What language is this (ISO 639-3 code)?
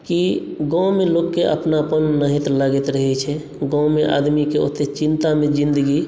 mai